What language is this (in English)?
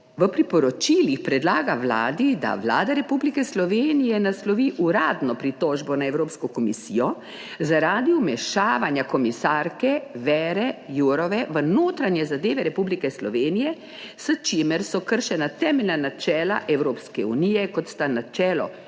Slovenian